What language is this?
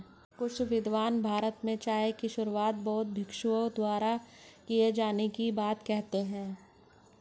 Hindi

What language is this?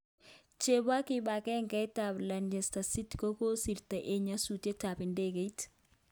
Kalenjin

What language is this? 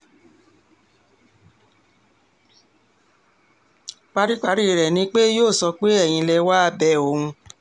Yoruba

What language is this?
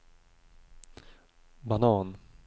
Swedish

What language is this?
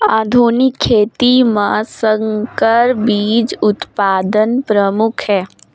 Chhattisgarhi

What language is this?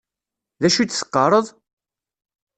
Kabyle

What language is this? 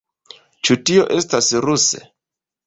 Esperanto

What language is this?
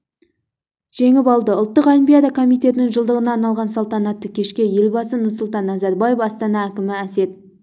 Kazakh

